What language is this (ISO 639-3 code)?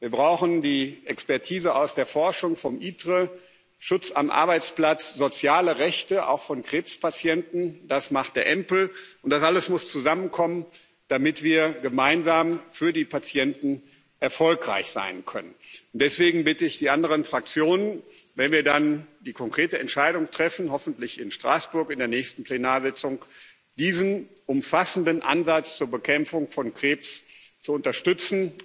deu